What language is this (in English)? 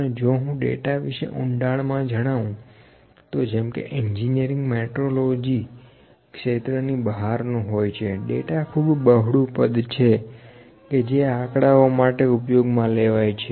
Gujarati